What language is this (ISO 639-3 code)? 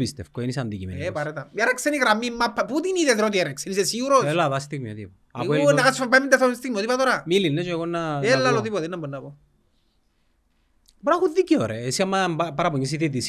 ell